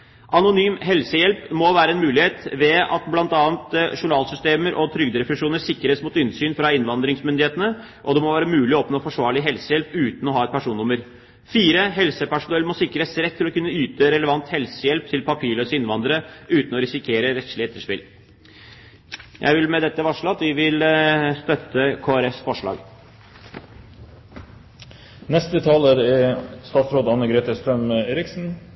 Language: Norwegian Bokmål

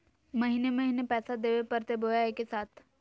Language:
Magahi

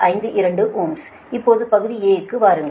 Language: Tamil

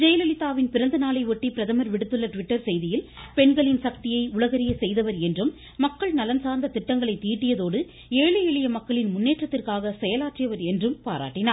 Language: Tamil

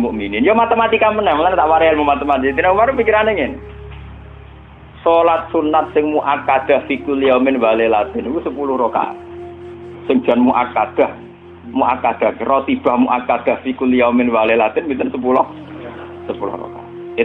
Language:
Indonesian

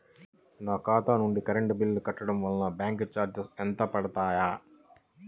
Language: Telugu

